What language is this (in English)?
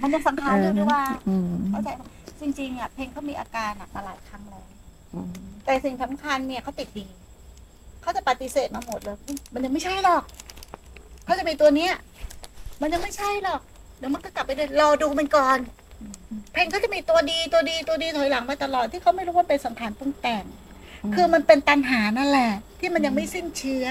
Thai